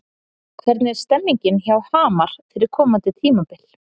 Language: Icelandic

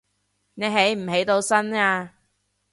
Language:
Cantonese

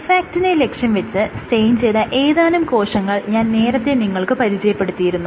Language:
Malayalam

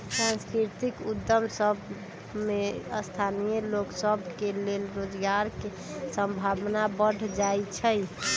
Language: Magahi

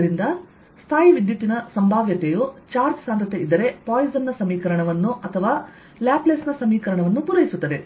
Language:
Kannada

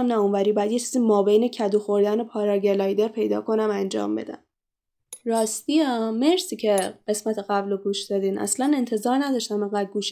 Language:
Persian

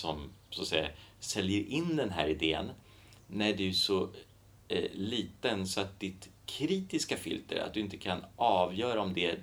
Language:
Swedish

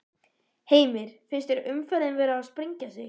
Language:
Icelandic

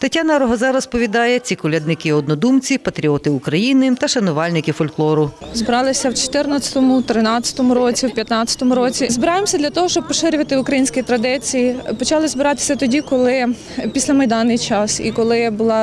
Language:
Ukrainian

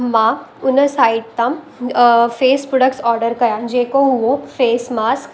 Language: Sindhi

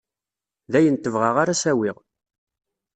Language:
Kabyle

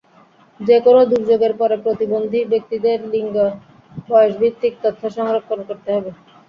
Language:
Bangla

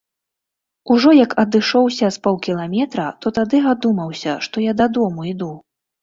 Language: Belarusian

